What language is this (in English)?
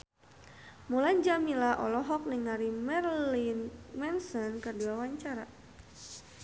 Sundanese